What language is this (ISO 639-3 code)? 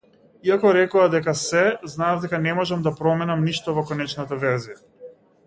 mkd